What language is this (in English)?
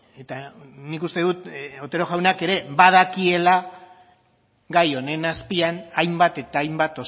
Basque